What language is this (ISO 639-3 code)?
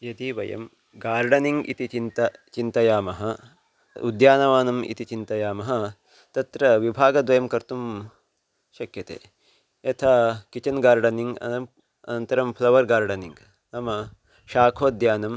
san